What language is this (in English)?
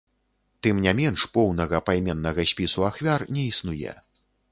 Belarusian